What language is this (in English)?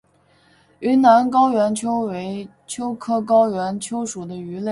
Chinese